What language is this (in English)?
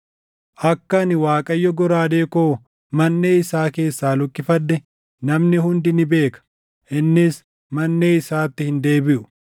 Oromo